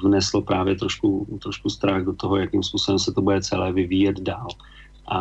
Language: Czech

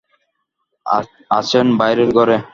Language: Bangla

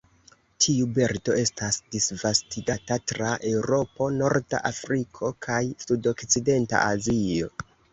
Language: Esperanto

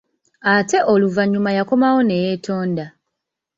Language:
Ganda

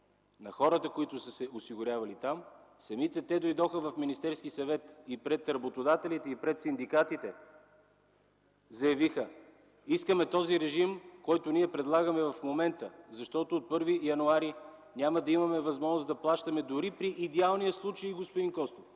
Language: Bulgarian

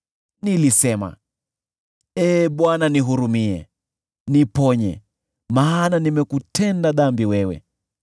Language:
Swahili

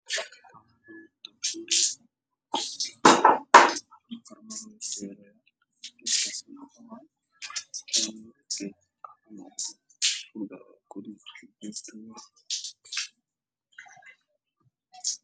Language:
Somali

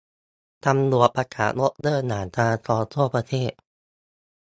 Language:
Thai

